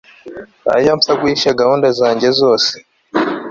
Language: Kinyarwanda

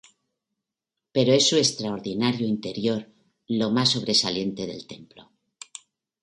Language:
Spanish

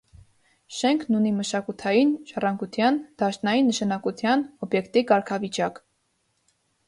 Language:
Armenian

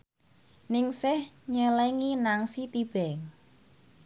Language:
Javanese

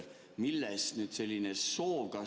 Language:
Estonian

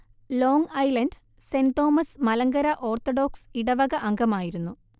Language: Malayalam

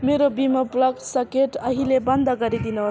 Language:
Nepali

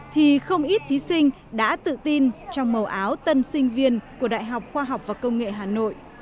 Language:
Vietnamese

